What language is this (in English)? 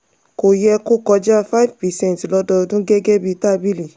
Yoruba